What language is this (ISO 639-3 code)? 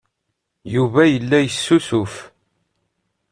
kab